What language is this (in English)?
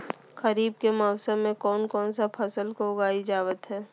Magahi